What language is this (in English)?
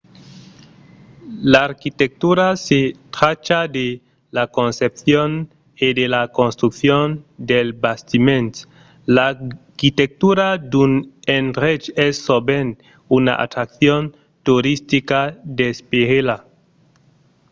Occitan